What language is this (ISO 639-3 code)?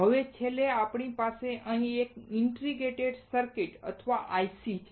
guj